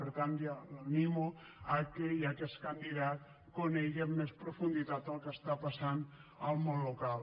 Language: Catalan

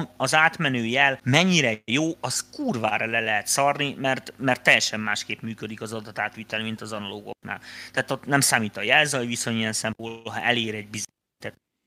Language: Hungarian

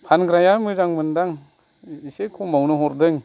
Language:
Bodo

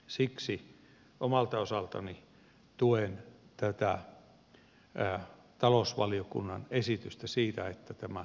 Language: Finnish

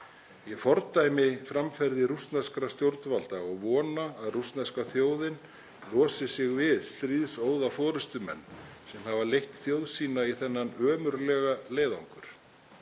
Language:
Icelandic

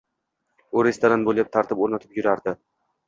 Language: Uzbek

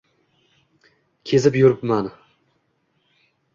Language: Uzbek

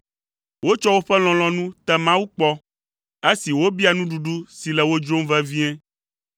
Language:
Ewe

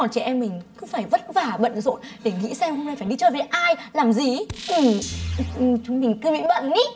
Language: Vietnamese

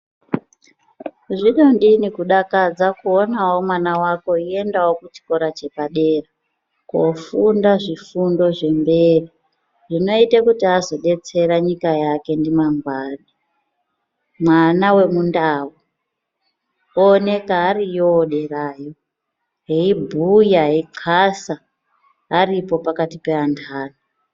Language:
Ndau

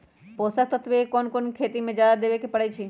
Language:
Magahi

